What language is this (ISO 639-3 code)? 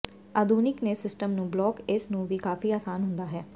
pan